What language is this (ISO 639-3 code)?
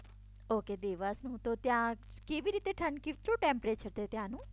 guj